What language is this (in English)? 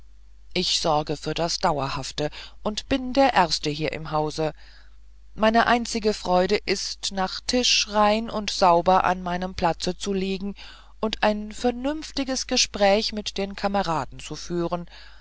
German